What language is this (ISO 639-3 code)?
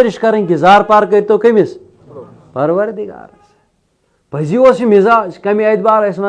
tur